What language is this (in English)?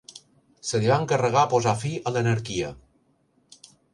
Catalan